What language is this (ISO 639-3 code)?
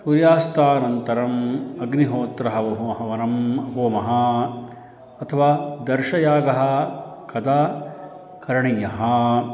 san